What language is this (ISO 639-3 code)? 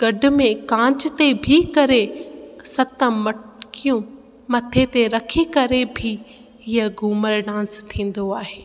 snd